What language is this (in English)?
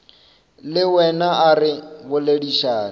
Northern Sotho